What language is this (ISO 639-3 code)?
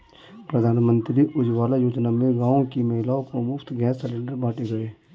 hin